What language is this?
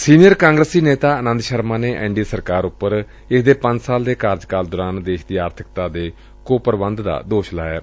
Punjabi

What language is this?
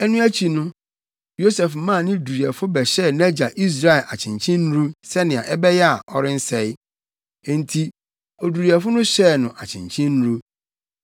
Akan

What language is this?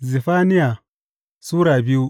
Hausa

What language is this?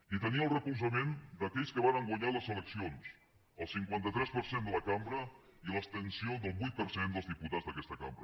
Catalan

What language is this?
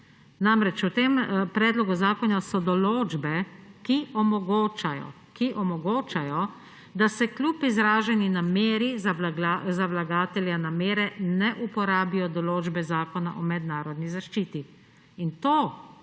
Slovenian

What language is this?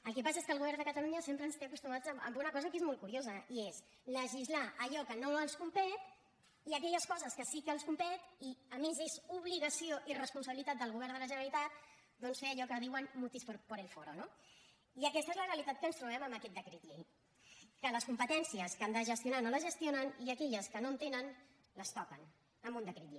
Catalan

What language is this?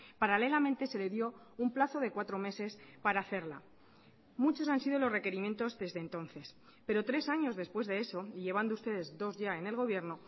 Spanish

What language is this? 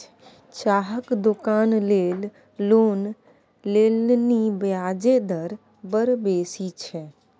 Maithili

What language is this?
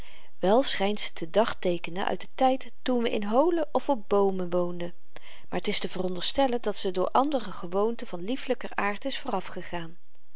Dutch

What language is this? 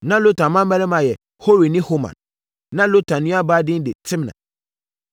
Akan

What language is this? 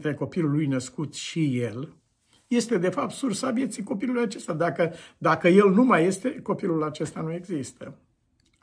Romanian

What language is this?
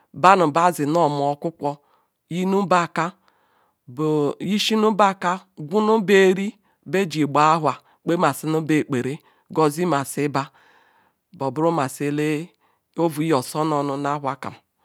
Ikwere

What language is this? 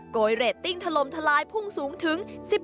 Thai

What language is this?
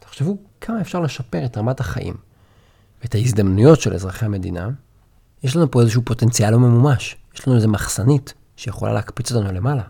Hebrew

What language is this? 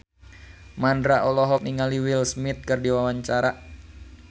Sundanese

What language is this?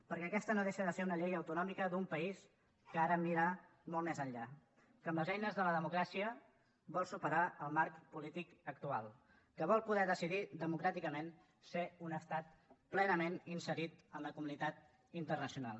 Catalan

